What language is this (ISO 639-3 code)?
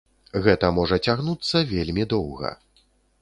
bel